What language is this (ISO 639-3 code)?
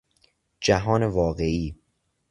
fas